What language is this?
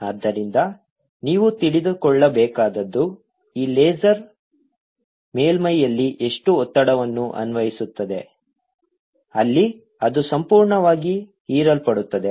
Kannada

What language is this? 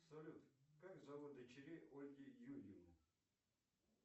Russian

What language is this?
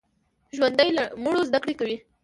Pashto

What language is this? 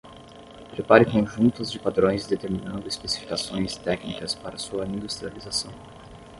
Portuguese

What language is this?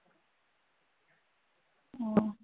Bangla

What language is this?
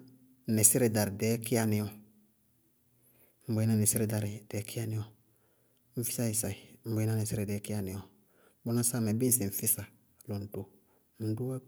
Bago-Kusuntu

